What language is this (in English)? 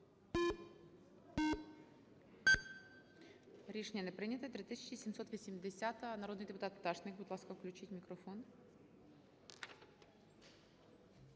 Ukrainian